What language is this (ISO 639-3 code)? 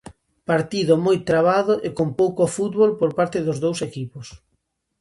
glg